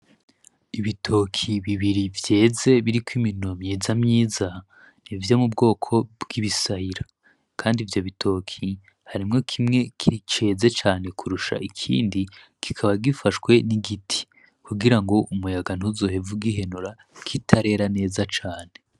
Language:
Rundi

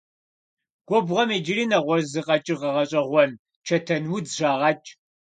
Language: Kabardian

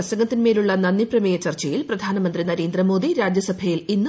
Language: Malayalam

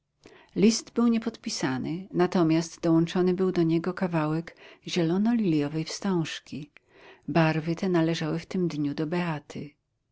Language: Polish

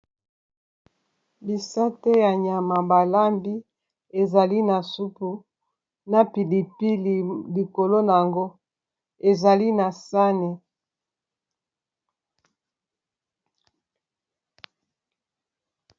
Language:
Lingala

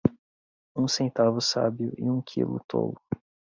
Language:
Portuguese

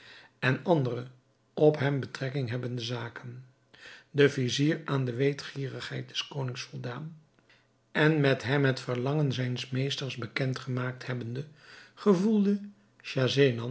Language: Dutch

